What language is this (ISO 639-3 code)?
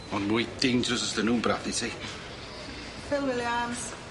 cym